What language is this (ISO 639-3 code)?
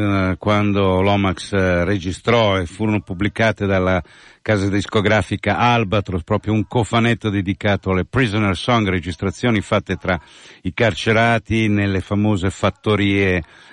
ita